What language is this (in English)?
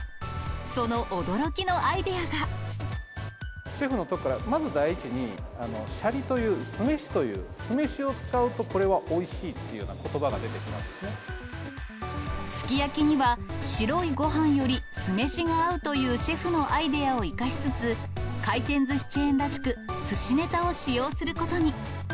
Japanese